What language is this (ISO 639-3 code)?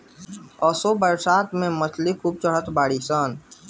bho